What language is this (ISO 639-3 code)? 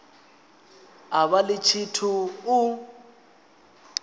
ven